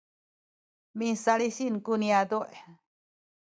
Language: Sakizaya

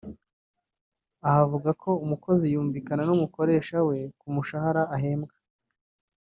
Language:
Kinyarwanda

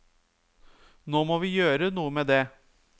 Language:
Norwegian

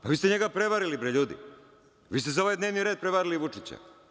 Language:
Serbian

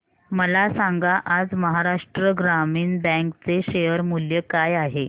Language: Marathi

